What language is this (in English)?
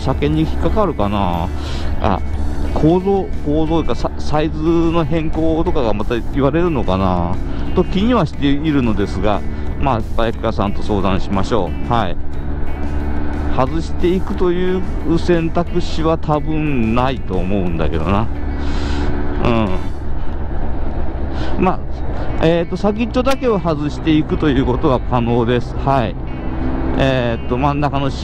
Japanese